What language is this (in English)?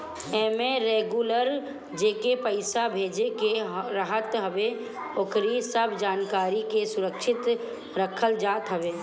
Bhojpuri